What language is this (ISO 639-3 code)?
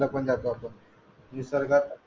mar